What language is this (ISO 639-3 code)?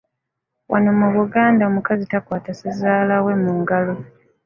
lug